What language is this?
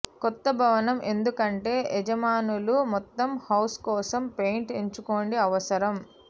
Telugu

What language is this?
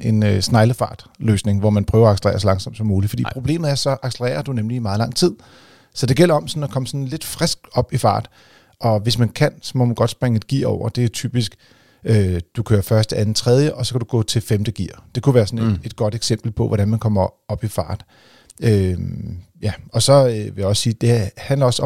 Danish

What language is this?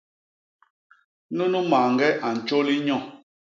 Basaa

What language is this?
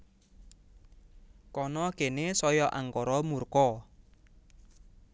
Javanese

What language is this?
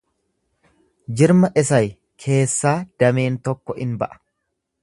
Oromo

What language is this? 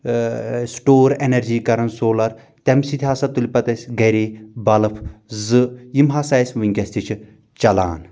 Kashmiri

